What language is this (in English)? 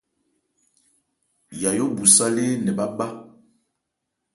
Ebrié